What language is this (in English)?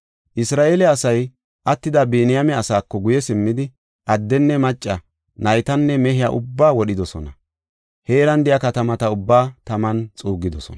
Gofa